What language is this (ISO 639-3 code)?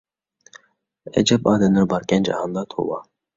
uig